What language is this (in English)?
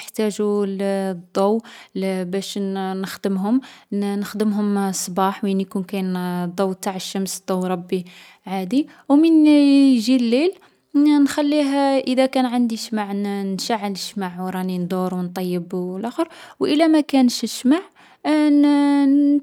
Algerian Arabic